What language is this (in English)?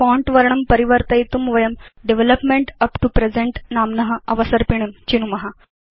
Sanskrit